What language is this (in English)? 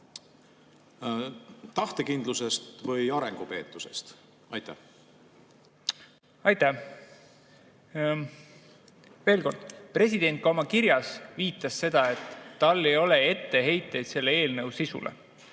Estonian